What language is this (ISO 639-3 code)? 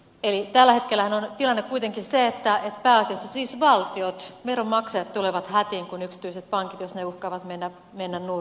fin